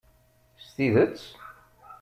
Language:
Kabyle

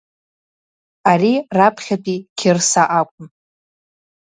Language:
Abkhazian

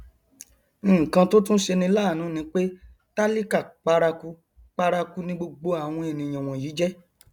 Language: Yoruba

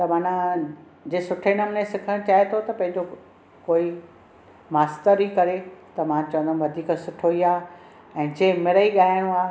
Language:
Sindhi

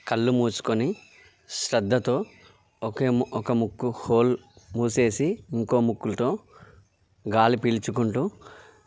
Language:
Telugu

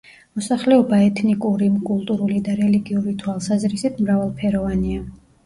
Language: Georgian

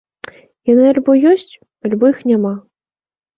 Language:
Belarusian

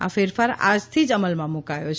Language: Gujarati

